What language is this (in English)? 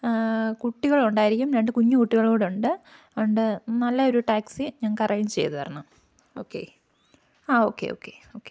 Malayalam